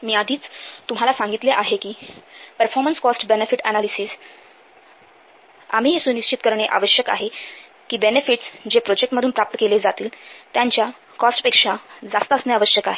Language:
Marathi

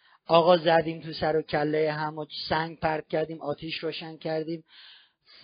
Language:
Persian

